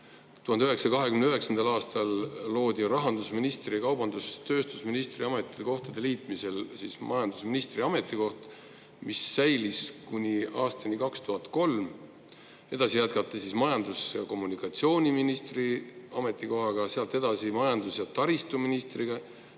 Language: Estonian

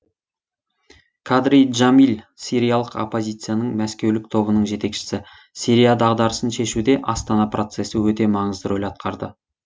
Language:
Kazakh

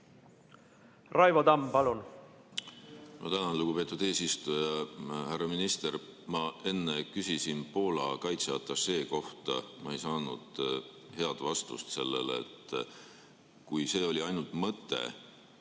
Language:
Estonian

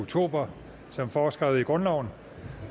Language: Danish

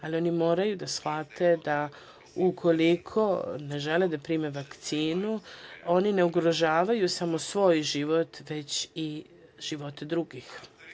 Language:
Serbian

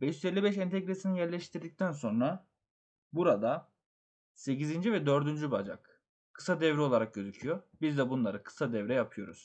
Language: Turkish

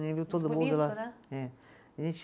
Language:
Portuguese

